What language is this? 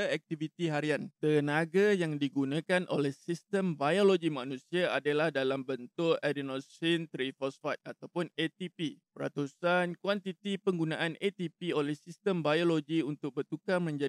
Malay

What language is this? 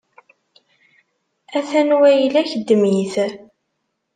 Kabyle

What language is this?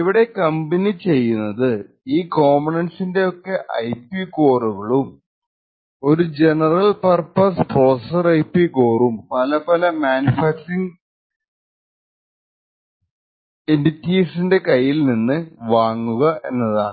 Malayalam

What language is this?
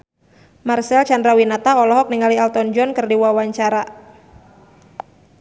Sundanese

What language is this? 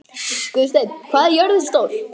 Icelandic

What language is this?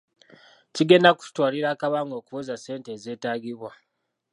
Ganda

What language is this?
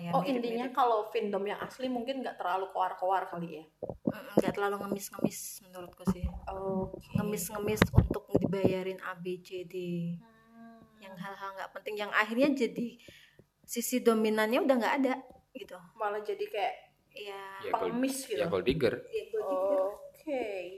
Indonesian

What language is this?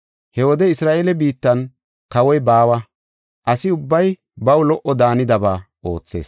Gofa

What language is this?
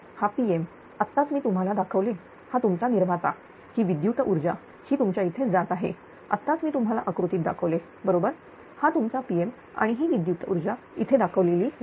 Marathi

